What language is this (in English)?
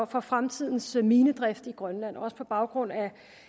Danish